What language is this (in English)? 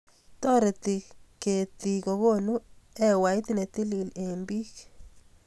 Kalenjin